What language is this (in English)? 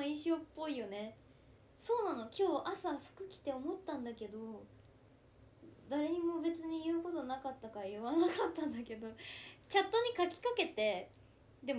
Japanese